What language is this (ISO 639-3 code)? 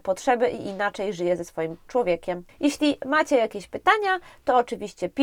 pol